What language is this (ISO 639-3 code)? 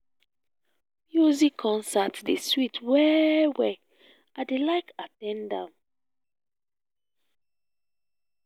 pcm